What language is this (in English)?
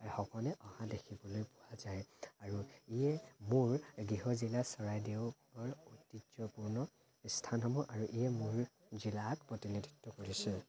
Assamese